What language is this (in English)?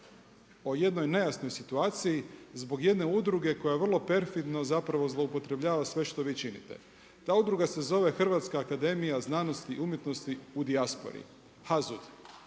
Croatian